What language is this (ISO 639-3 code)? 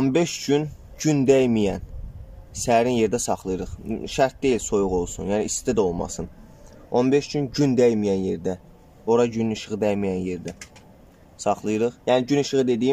tur